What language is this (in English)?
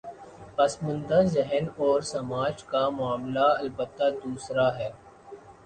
Urdu